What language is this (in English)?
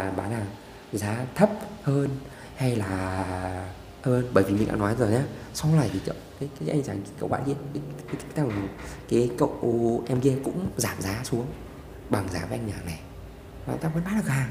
Vietnamese